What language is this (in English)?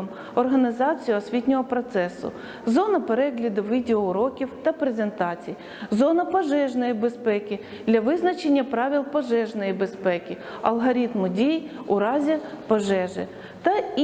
Ukrainian